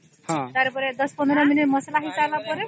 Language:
Odia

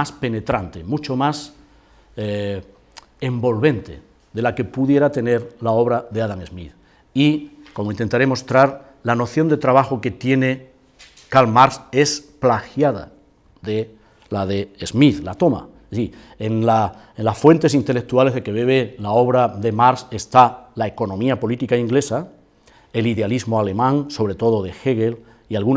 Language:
Spanish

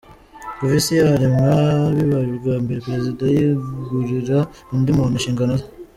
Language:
Kinyarwanda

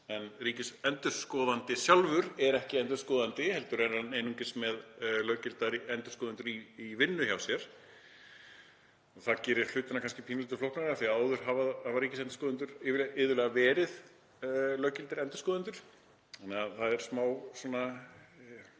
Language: Icelandic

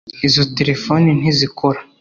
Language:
Kinyarwanda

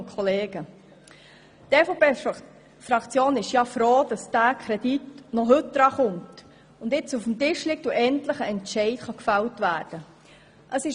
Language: Swiss German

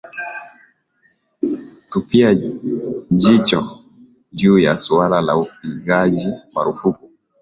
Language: Swahili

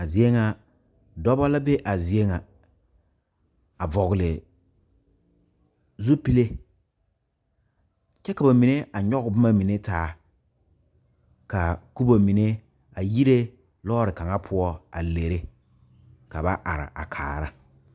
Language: Southern Dagaare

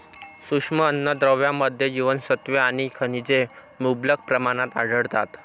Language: Marathi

